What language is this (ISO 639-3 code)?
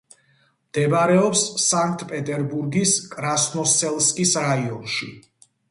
kat